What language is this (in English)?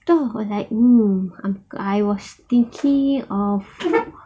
English